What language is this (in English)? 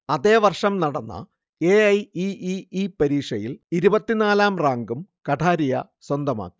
Malayalam